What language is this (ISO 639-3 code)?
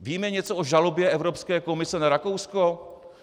ces